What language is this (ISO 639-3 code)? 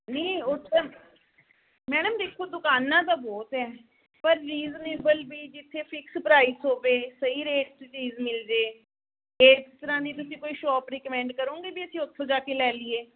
pan